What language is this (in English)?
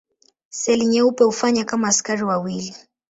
Swahili